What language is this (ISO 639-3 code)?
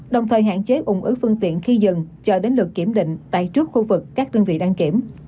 vie